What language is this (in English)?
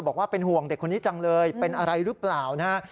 Thai